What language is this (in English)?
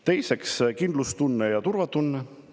Estonian